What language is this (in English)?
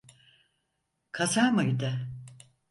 Turkish